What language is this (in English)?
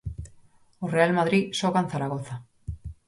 Galician